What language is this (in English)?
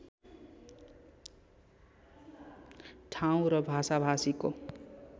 Nepali